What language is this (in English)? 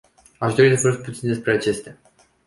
Romanian